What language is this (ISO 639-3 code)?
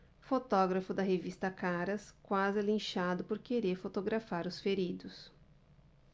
por